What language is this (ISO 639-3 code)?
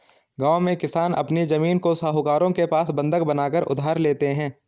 hin